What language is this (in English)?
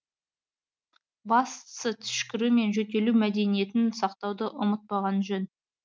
Kazakh